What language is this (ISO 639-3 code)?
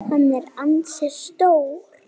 isl